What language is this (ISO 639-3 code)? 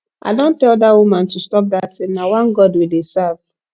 pcm